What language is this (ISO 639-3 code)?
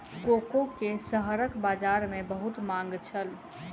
mai